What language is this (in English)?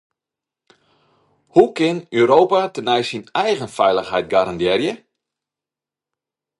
Western Frisian